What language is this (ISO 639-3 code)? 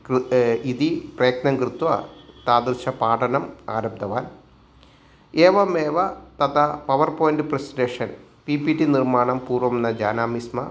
san